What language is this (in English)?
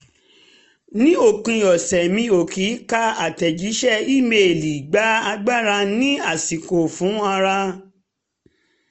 Yoruba